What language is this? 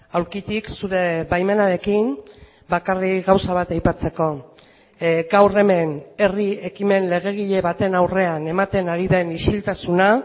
Basque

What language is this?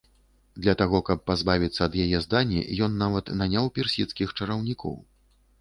Belarusian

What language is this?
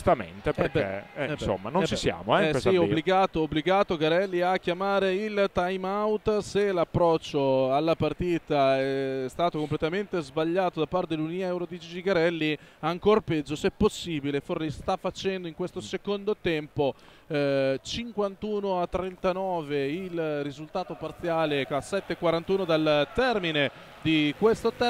Italian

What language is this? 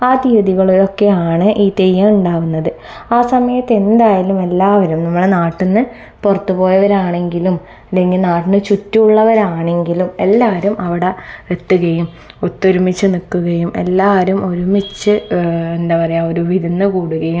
Malayalam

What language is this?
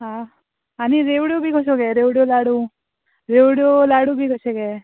Konkani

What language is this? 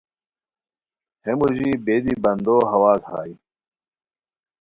Khowar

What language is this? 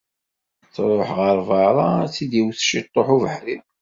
Kabyle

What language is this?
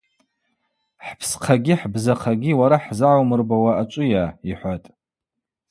Abaza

